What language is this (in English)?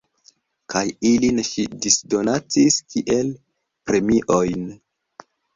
Esperanto